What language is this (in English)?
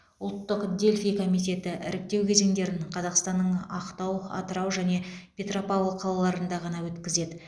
Kazakh